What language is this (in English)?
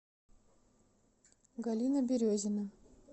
Russian